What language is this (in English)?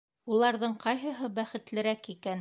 Bashkir